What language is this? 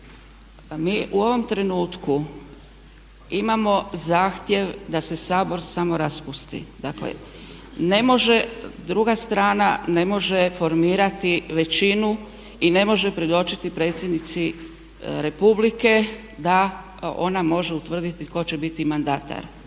Croatian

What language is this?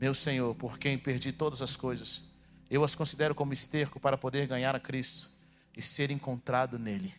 Portuguese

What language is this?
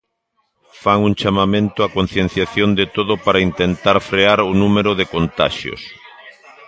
Galician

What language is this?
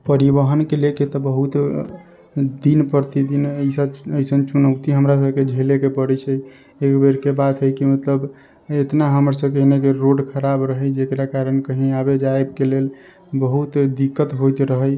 Maithili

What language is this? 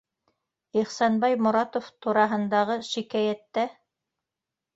Bashkir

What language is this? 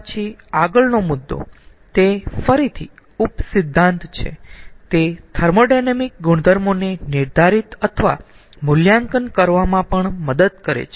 Gujarati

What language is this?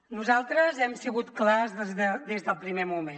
Catalan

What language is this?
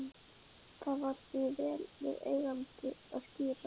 Icelandic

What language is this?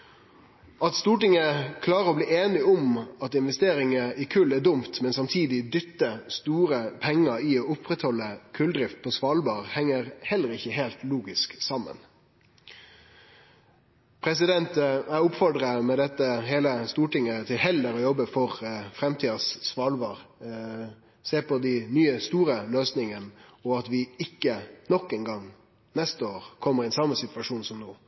Norwegian Nynorsk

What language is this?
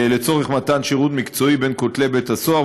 Hebrew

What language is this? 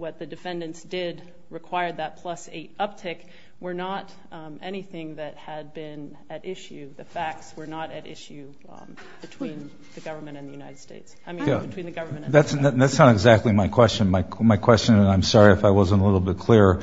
English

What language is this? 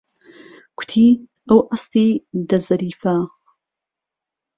Central Kurdish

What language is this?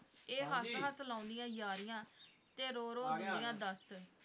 Punjabi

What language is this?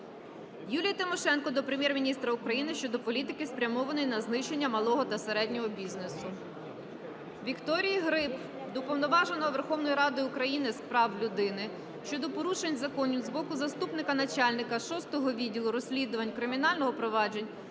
Ukrainian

